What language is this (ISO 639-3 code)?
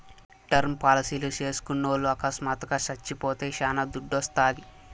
tel